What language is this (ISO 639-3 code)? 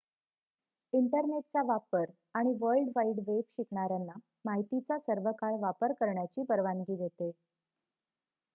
mar